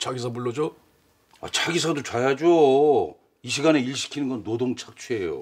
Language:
Korean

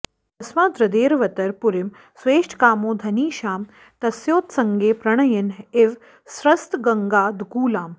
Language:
Sanskrit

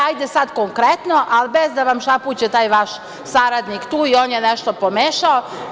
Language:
Serbian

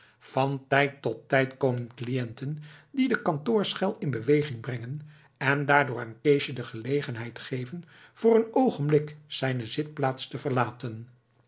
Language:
Dutch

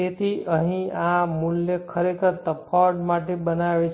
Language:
Gujarati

